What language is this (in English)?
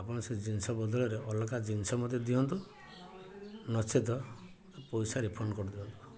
Odia